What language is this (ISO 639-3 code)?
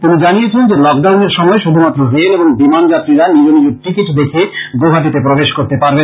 ben